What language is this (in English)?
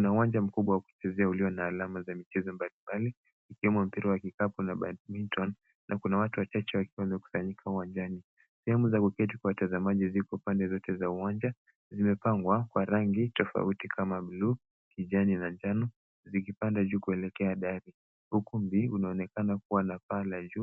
Swahili